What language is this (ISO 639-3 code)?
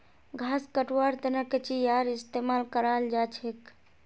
mag